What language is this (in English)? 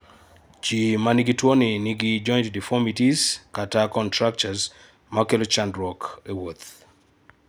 Luo (Kenya and Tanzania)